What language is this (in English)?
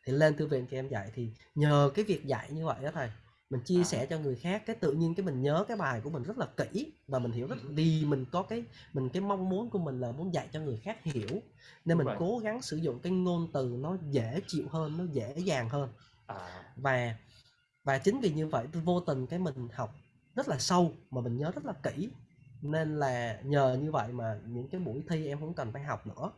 Vietnamese